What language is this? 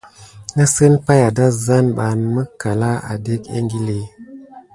Gidar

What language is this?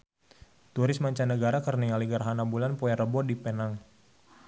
Sundanese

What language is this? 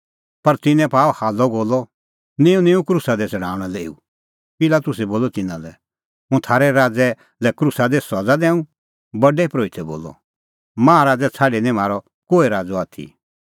Kullu Pahari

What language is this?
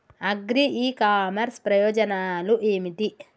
Telugu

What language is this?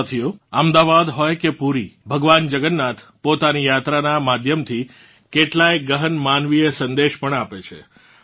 Gujarati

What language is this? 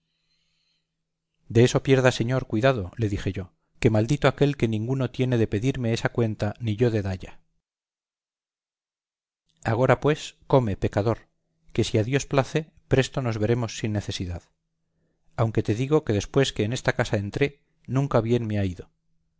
Spanish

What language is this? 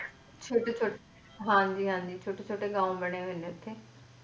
Punjabi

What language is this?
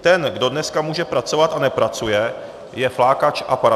Czech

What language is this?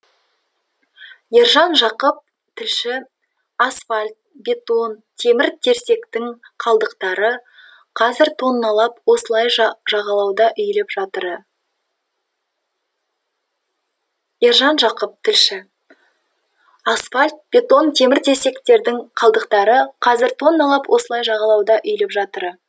Kazakh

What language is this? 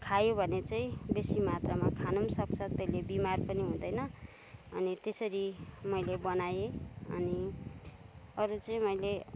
Nepali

